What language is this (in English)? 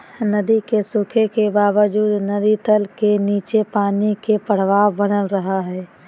Magahi